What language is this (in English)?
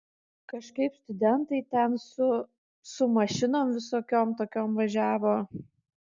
Lithuanian